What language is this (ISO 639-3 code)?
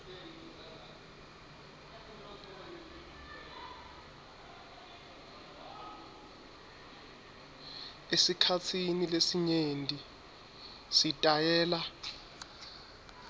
ssw